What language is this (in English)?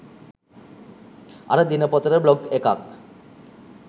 Sinhala